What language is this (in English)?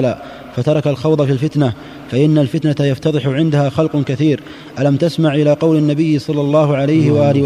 Arabic